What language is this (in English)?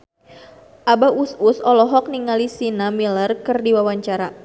Sundanese